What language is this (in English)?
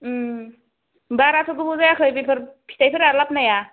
Bodo